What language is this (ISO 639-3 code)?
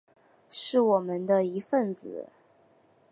zho